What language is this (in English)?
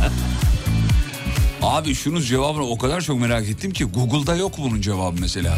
Turkish